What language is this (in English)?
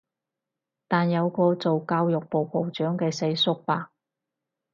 Cantonese